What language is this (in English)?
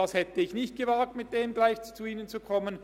Swiss German